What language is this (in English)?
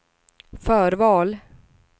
Swedish